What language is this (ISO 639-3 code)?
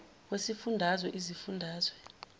zul